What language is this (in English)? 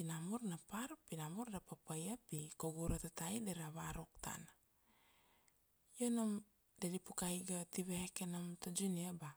Kuanua